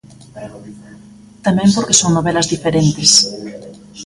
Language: Galician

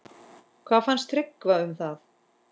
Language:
Icelandic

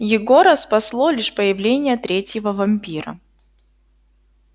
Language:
Russian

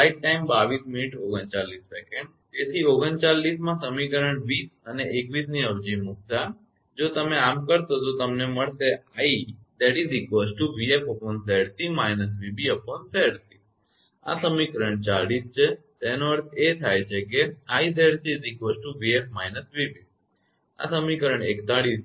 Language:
Gujarati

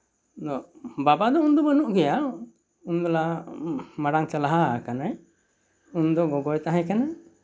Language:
Santali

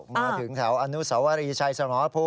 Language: Thai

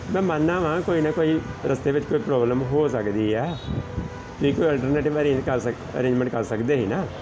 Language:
Punjabi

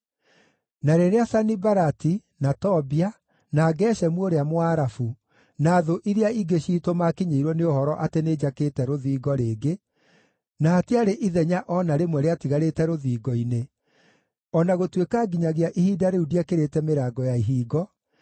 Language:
Kikuyu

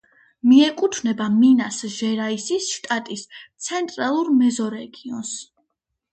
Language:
Georgian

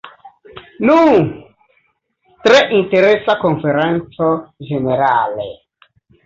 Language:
Esperanto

